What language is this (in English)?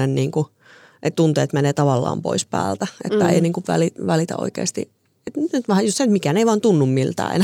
Finnish